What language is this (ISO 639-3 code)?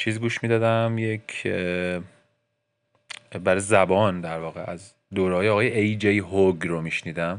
fas